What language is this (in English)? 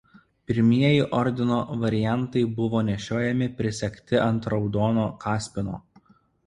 Lithuanian